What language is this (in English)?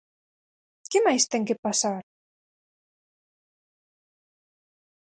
Galician